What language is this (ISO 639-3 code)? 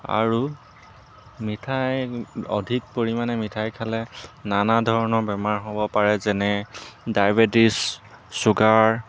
asm